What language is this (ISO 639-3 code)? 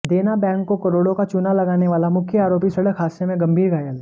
hin